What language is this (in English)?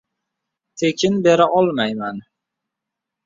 Uzbek